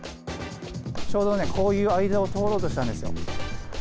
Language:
Japanese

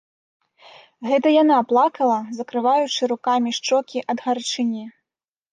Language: Belarusian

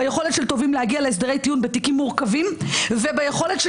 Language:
Hebrew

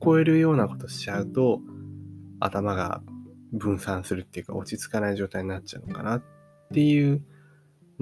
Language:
Japanese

